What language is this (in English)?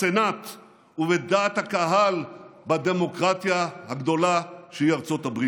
Hebrew